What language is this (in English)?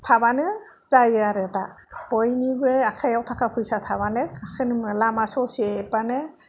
Bodo